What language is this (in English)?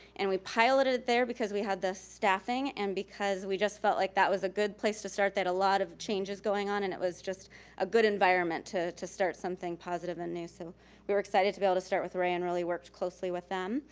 English